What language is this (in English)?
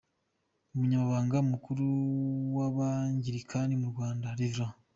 Kinyarwanda